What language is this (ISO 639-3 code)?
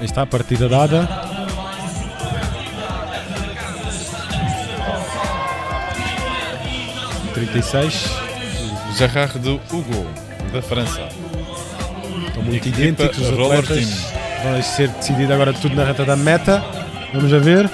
por